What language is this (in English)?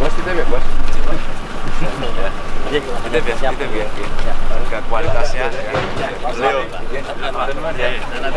Indonesian